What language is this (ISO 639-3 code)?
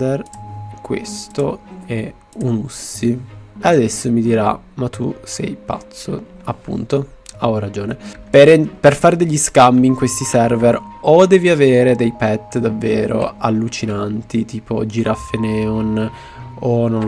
ita